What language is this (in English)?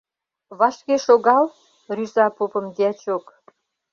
Mari